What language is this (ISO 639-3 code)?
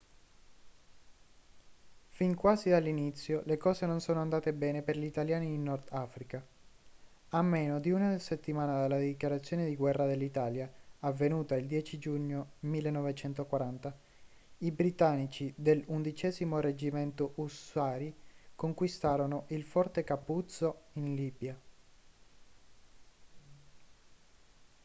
ita